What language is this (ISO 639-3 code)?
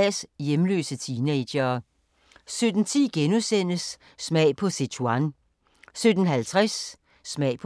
dan